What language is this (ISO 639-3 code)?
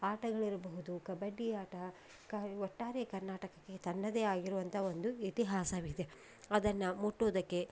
kan